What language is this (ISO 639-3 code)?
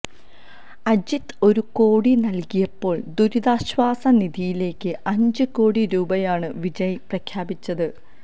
mal